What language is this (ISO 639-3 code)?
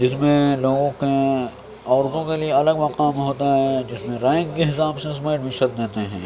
urd